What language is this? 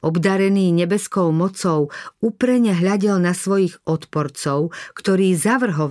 Slovak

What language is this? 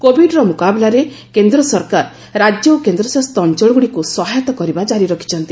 Odia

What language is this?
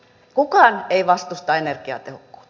Finnish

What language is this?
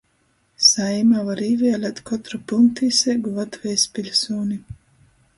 Latgalian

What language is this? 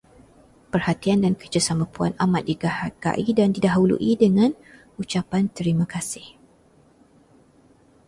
Malay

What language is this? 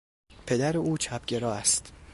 Persian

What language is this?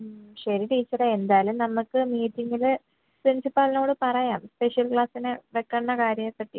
Malayalam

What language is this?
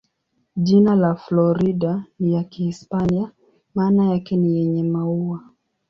Swahili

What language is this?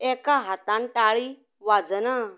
Konkani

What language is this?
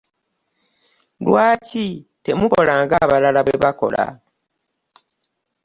Ganda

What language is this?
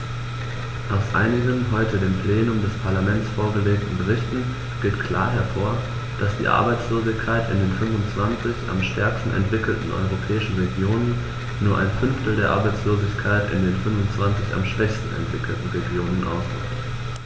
German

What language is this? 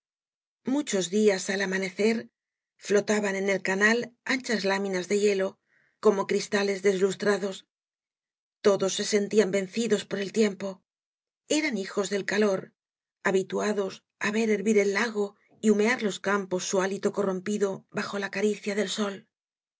Spanish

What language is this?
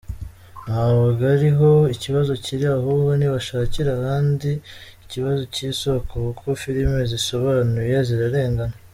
Kinyarwanda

